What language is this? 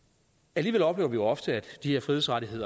Danish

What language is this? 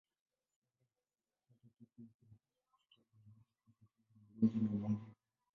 Swahili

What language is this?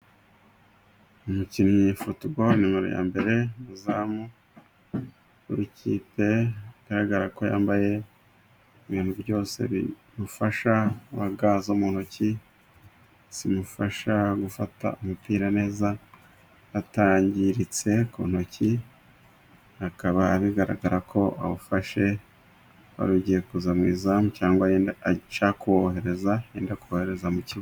Kinyarwanda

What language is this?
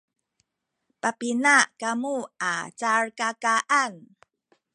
Sakizaya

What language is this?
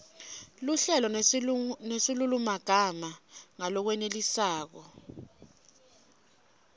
Swati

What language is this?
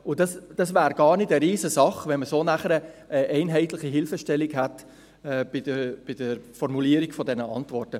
Swiss German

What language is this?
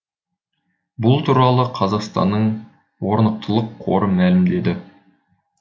Kazakh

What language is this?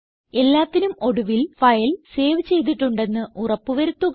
Malayalam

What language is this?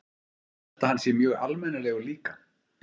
Icelandic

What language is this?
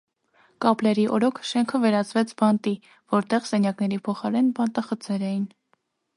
Armenian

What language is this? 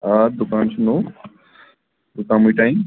Kashmiri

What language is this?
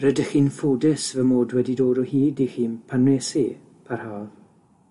Welsh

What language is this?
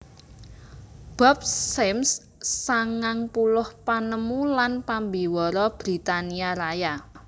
Javanese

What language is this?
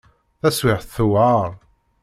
Kabyle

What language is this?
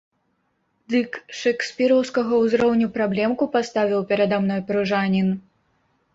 Belarusian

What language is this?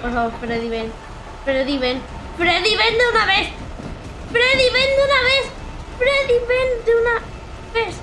Spanish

